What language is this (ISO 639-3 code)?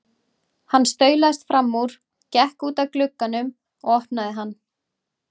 isl